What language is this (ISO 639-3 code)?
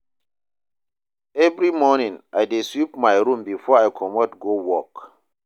pcm